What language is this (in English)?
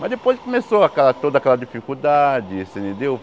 Portuguese